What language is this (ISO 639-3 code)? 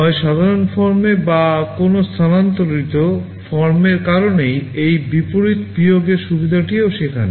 ben